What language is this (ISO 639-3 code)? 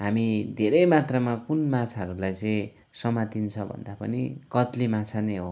nep